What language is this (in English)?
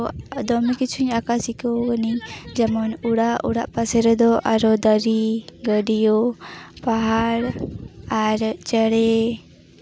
Santali